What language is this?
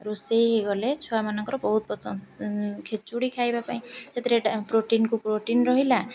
Odia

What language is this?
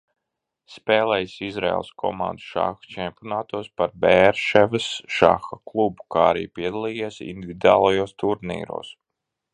Latvian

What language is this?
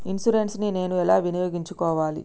Telugu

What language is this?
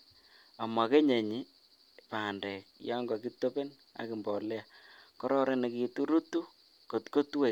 Kalenjin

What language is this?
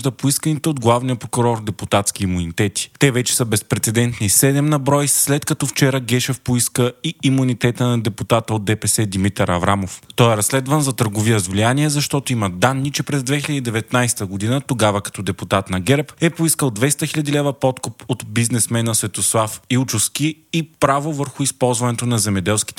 Bulgarian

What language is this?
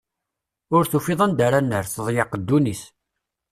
Kabyle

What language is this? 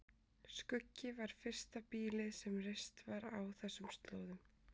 Icelandic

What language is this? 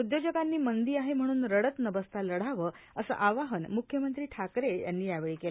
Marathi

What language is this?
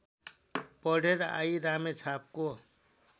Nepali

